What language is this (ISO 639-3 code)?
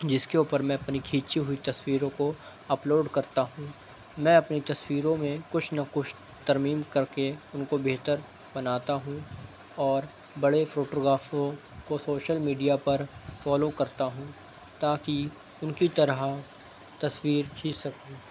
urd